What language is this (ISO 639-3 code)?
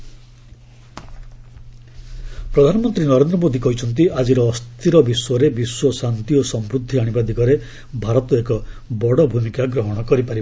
ori